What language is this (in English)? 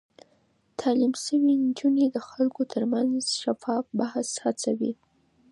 Pashto